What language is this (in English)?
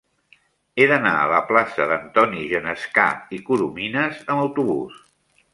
Catalan